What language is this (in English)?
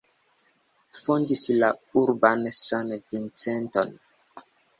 Esperanto